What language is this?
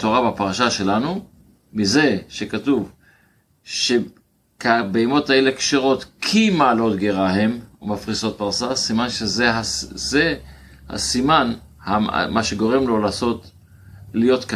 Hebrew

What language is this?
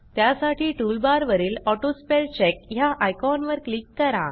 Marathi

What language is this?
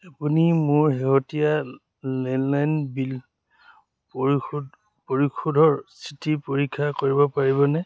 Assamese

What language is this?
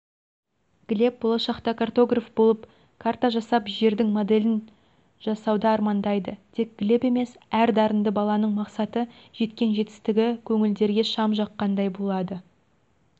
Kazakh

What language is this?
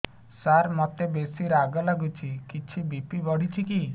Odia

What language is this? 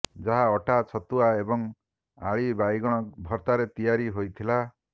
Odia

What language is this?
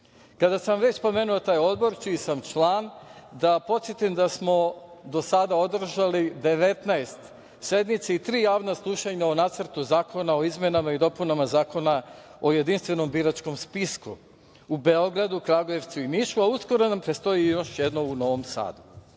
Serbian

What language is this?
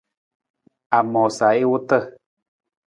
Nawdm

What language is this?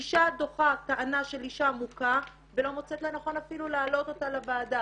Hebrew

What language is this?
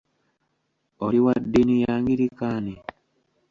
Ganda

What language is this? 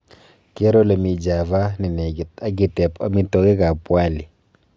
Kalenjin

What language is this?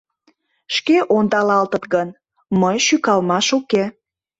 Mari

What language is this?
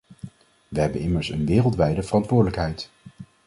Dutch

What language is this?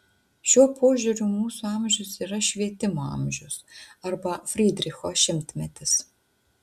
Lithuanian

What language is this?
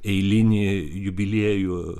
Lithuanian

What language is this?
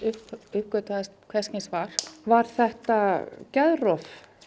Icelandic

